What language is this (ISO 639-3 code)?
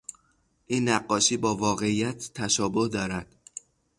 fas